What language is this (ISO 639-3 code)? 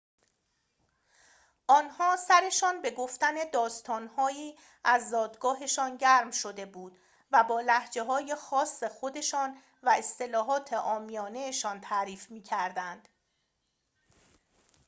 fas